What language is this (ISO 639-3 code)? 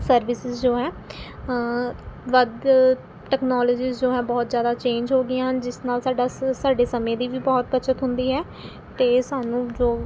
pan